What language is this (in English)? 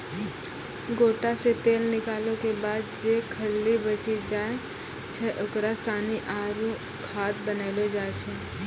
Maithili